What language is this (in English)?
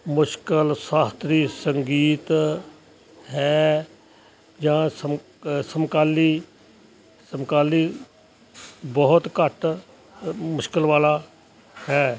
Punjabi